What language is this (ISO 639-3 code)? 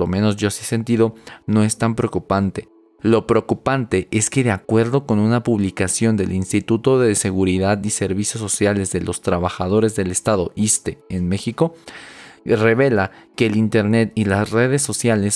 spa